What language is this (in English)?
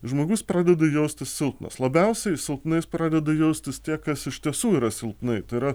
Lithuanian